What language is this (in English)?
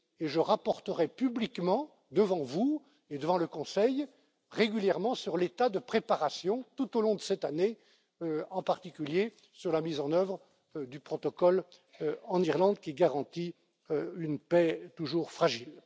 French